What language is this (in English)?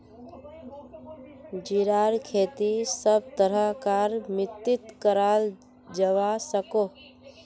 Magahi